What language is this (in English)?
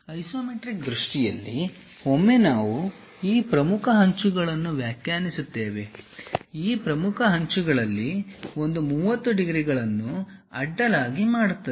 Kannada